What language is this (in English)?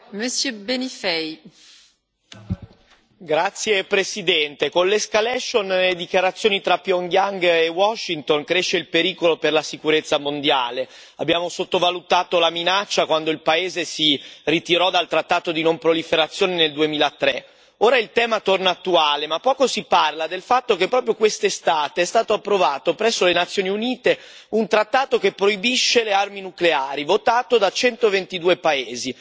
Italian